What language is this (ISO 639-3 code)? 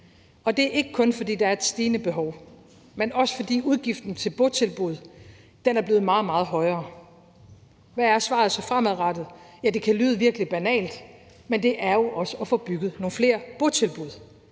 dan